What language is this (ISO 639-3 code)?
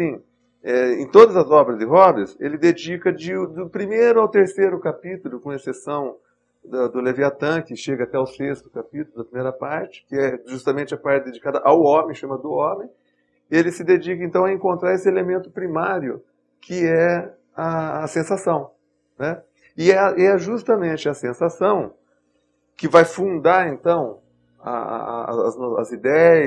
por